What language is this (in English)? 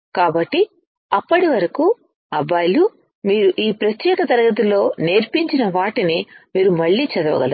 Telugu